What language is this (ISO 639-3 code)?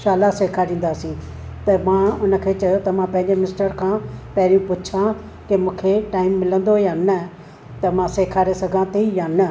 snd